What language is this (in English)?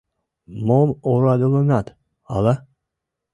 Mari